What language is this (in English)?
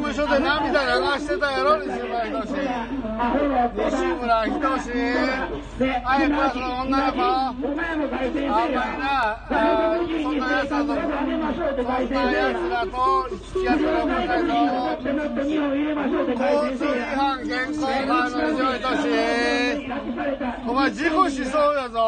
Japanese